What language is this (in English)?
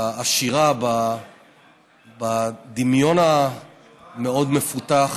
Hebrew